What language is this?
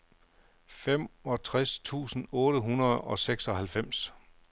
Danish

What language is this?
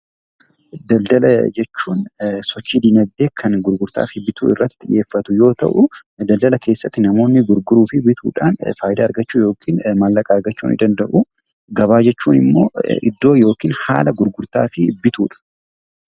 Oromo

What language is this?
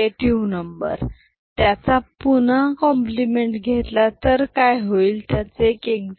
Marathi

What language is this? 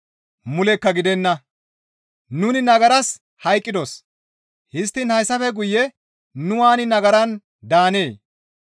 Gamo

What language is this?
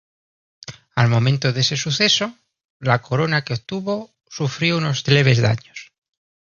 Spanish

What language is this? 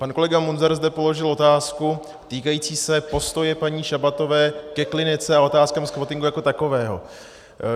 Czech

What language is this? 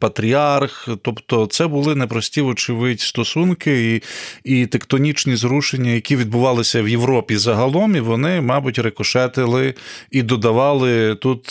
Ukrainian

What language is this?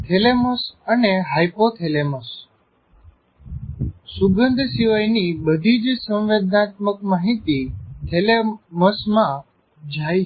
Gujarati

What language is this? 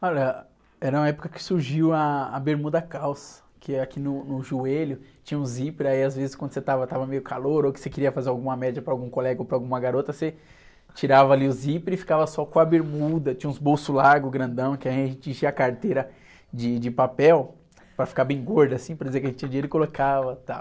Portuguese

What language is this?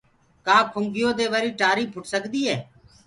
Gurgula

